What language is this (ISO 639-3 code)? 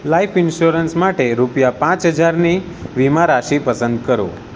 guj